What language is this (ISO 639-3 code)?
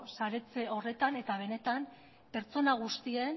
eus